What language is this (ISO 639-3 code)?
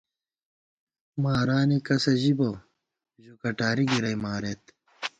gwt